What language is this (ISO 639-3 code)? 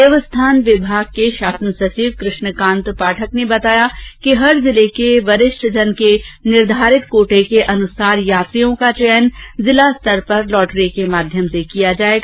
hin